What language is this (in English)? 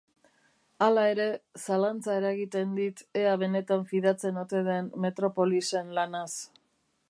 Basque